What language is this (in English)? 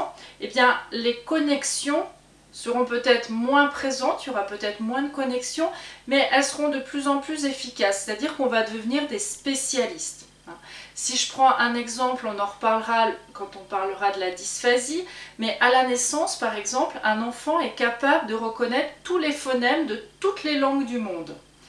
French